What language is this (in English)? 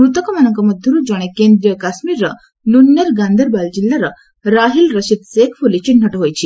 Odia